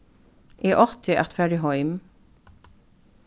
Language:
Faroese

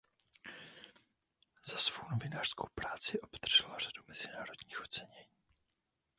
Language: Czech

